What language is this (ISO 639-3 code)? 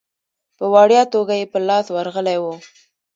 pus